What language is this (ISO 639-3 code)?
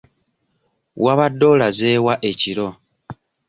lug